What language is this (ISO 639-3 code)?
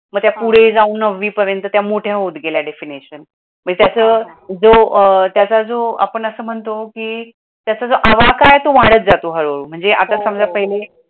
mar